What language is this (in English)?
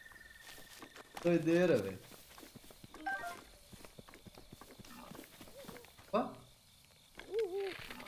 Portuguese